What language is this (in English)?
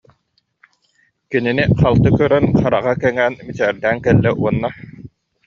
Yakut